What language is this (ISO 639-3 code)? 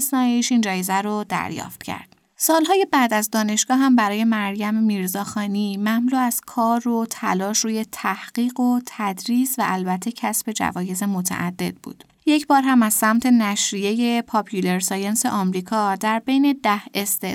fas